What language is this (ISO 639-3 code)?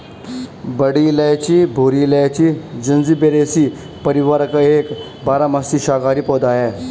hin